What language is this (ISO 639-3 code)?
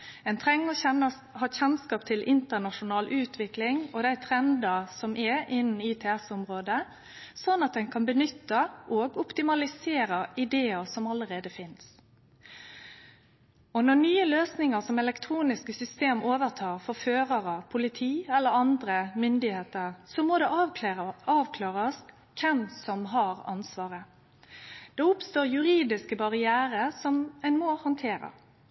nno